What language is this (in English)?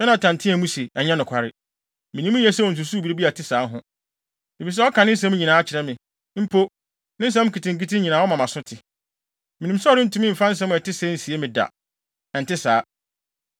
Akan